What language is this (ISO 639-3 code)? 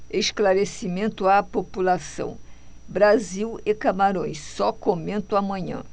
por